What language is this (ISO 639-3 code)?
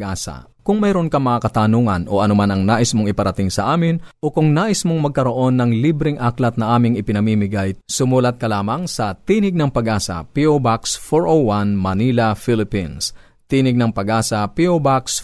fil